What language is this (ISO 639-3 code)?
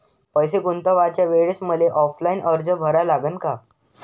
mar